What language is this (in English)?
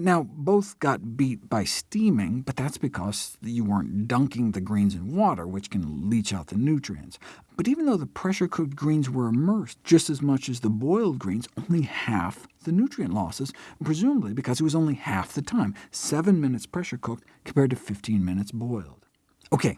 English